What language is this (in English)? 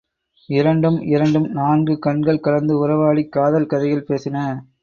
Tamil